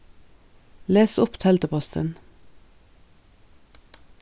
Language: Faroese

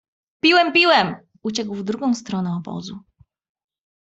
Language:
Polish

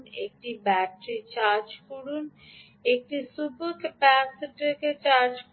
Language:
Bangla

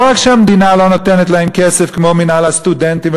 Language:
Hebrew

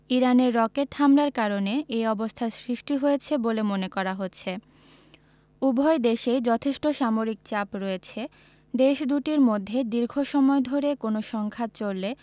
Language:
Bangla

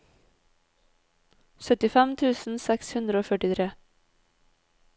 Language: Norwegian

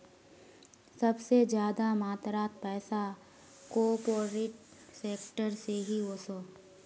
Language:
Magahi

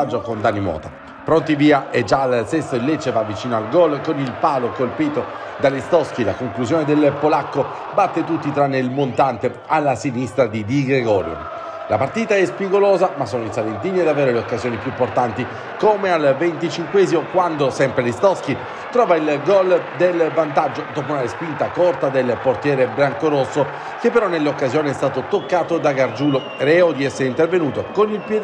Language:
Italian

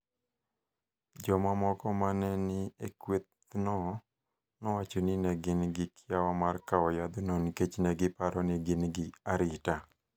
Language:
Luo (Kenya and Tanzania)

